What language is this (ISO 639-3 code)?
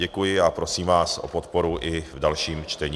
ces